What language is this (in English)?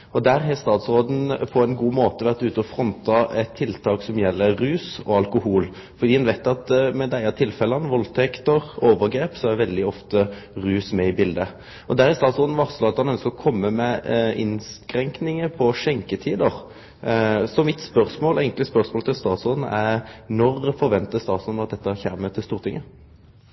Norwegian Nynorsk